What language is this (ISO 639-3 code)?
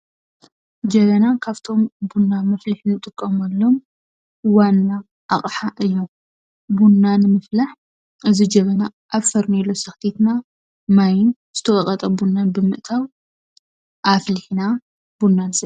tir